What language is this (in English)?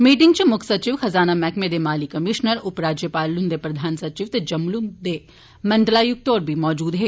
Dogri